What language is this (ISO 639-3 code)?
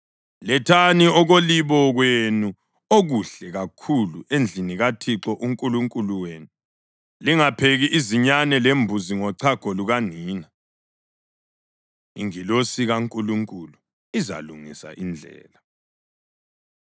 nde